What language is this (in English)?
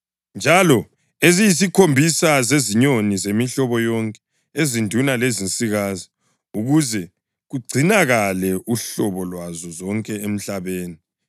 North Ndebele